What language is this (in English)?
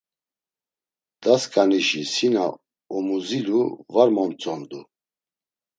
Laz